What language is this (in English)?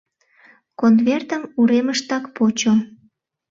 Mari